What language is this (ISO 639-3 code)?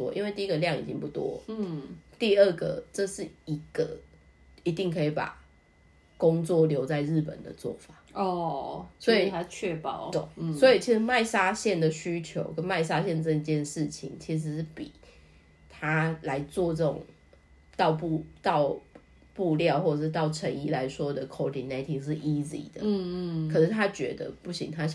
zho